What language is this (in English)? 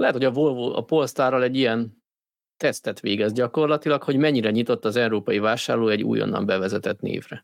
Hungarian